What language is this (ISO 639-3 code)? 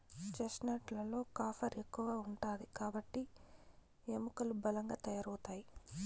tel